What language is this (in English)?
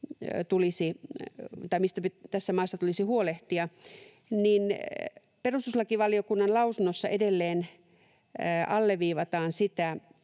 Finnish